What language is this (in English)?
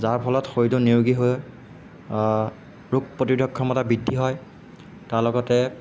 Assamese